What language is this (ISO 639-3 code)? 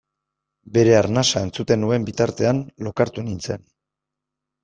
eus